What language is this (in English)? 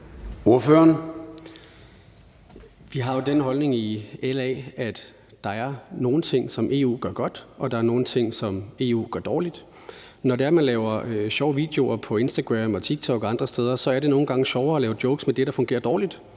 Danish